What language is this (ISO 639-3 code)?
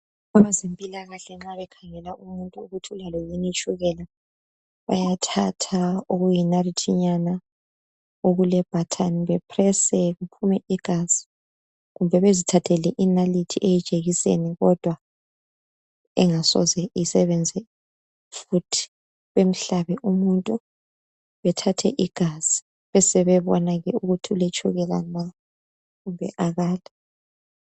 nde